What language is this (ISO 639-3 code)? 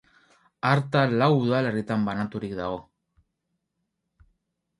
eus